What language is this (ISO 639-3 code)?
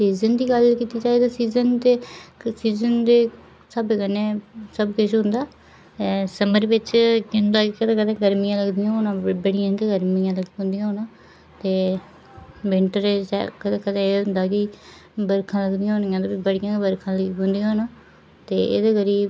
doi